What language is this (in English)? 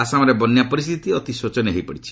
Odia